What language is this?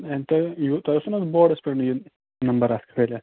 Kashmiri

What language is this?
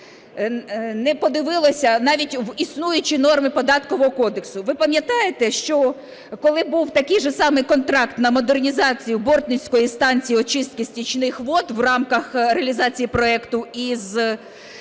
Ukrainian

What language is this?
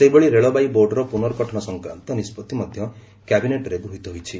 Odia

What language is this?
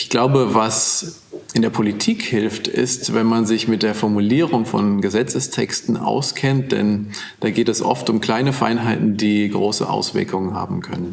German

